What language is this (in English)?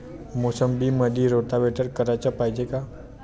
Marathi